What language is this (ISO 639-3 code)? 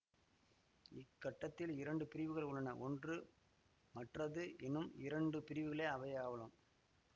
tam